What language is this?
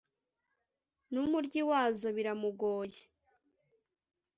Kinyarwanda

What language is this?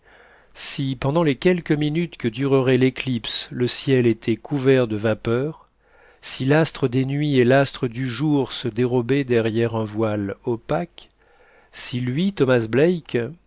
French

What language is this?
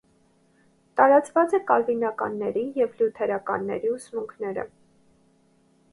Armenian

